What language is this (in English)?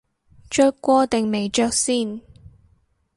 Cantonese